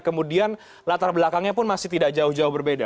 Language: Indonesian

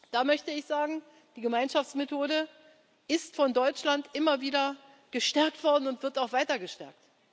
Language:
German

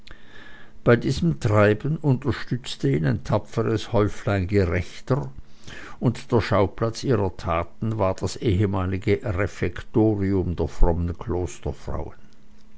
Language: German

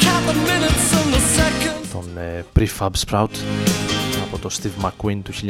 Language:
Greek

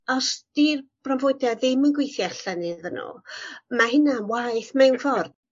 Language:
Welsh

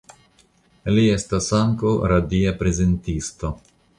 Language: Esperanto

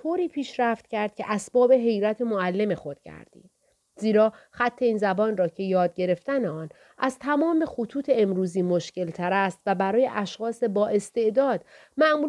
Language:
Persian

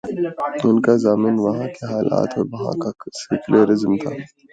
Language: Urdu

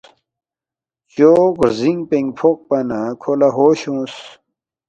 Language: Balti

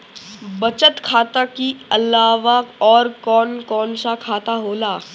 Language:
Bhojpuri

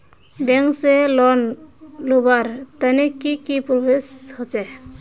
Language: Magahi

